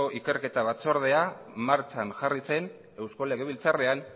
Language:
Basque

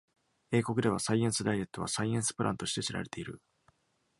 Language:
Japanese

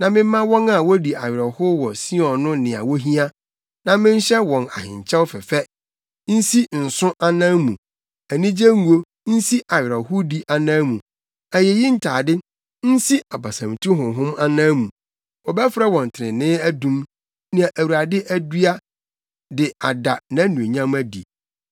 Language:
Akan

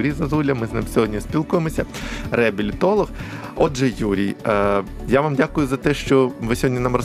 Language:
Ukrainian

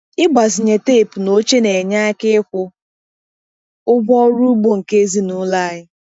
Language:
Igbo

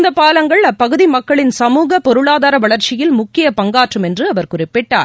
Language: Tamil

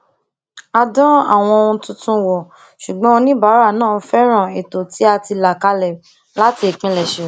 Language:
Yoruba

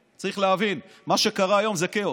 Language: Hebrew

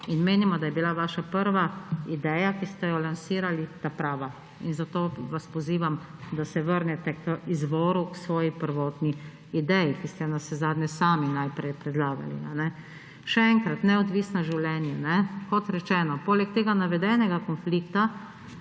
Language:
Slovenian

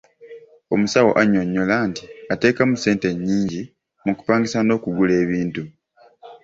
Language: Ganda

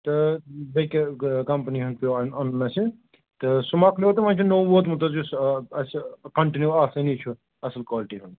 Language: Kashmiri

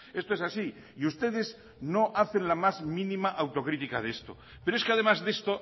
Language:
Spanish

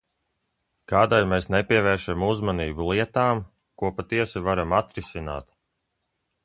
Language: Latvian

